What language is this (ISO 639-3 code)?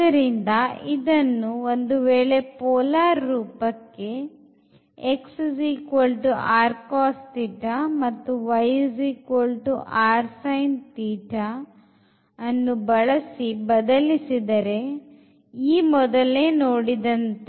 kan